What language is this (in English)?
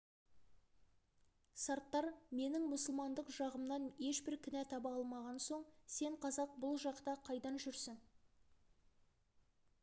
Kazakh